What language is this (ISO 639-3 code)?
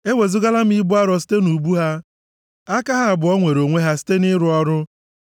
ibo